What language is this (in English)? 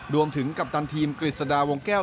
Thai